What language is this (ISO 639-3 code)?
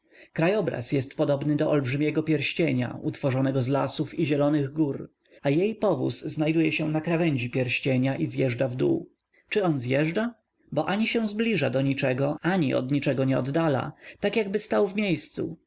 pol